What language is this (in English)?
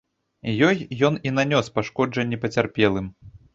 Belarusian